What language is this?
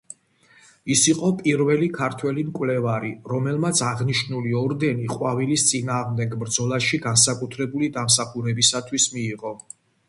Georgian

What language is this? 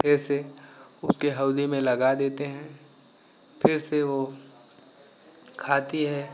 Hindi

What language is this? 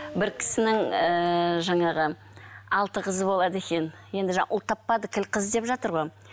Kazakh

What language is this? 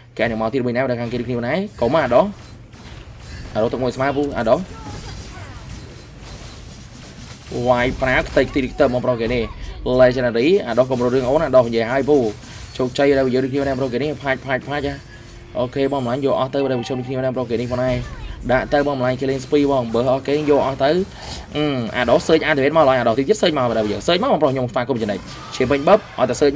Vietnamese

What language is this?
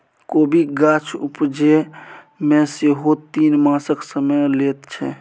Maithili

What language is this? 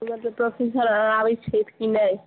Maithili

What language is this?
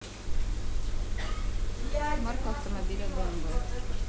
Russian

